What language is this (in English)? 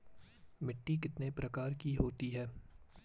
Hindi